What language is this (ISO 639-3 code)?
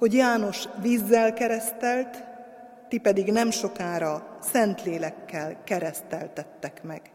hun